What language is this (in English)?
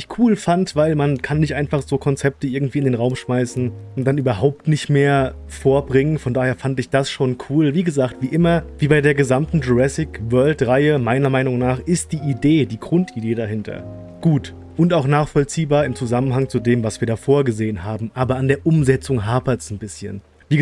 German